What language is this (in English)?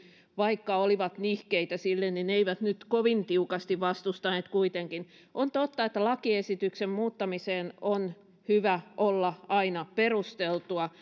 Finnish